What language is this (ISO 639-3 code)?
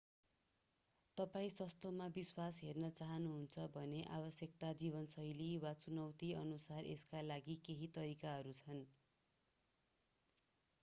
nep